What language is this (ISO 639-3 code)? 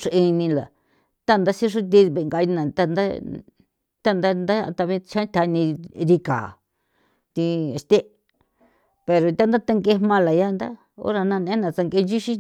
pow